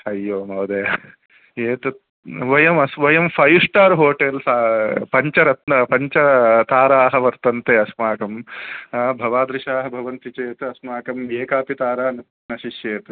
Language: Sanskrit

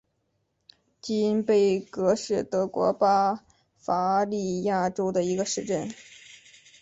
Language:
Chinese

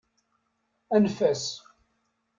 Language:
Kabyle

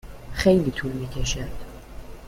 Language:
Persian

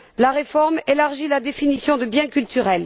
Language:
French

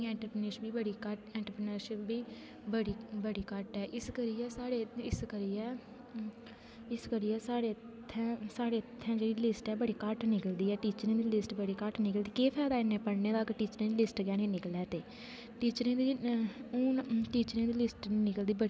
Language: Dogri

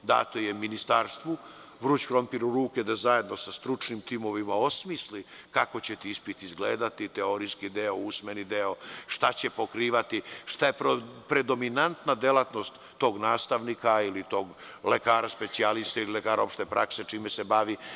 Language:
Serbian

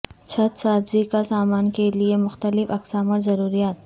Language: Urdu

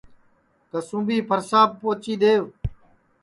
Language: Sansi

